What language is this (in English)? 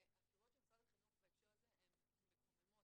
Hebrew